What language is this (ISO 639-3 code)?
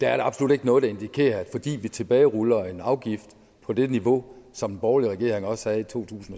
dan